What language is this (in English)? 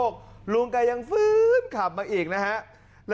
Thai